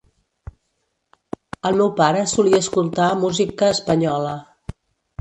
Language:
Catalan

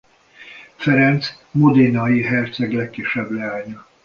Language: Hungarian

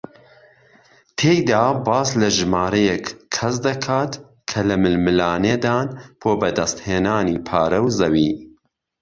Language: Central Kurdish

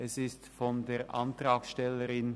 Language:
Swiss German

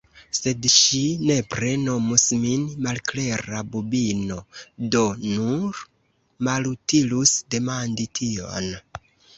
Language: Esperanto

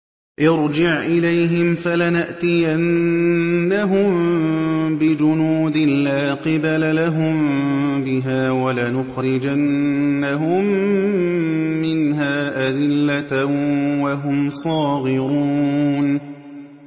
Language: Arabic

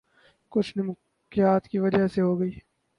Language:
Urdu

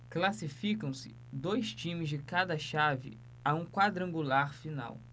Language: Portuguese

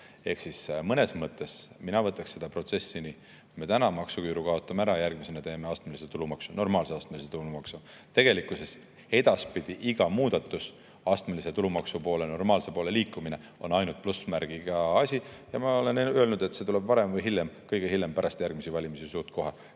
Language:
Estonian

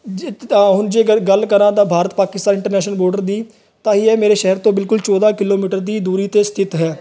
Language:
Punjabi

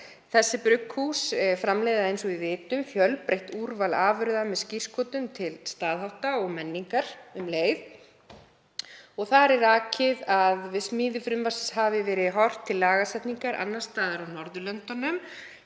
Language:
Icelandic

